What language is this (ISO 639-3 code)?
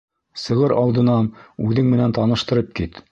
bak